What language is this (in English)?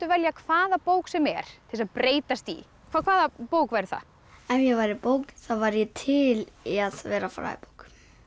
Icelandic